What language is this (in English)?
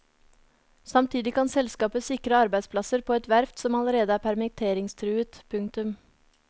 Norwegian